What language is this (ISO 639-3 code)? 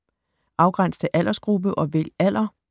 dan